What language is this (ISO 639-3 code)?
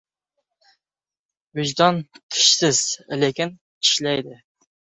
uzb